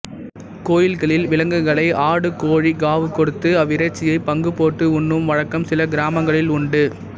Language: Tamil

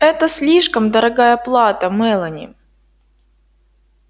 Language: Russian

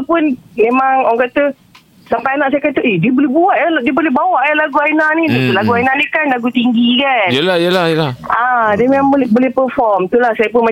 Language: Malay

